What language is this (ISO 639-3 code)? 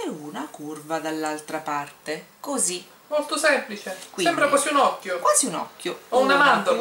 ita